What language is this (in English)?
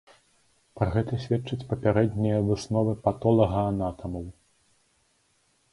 Belarusian